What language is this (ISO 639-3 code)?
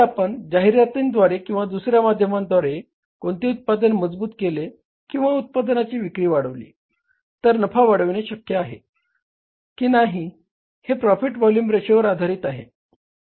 mar